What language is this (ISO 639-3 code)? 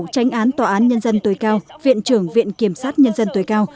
vie